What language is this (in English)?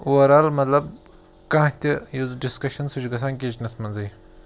Kashmiri